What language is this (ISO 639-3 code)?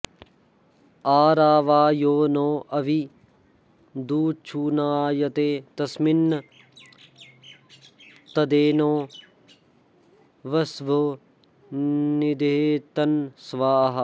san